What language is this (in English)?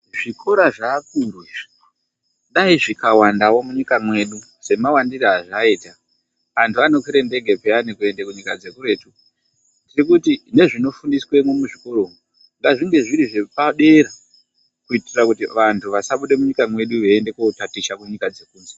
Ndau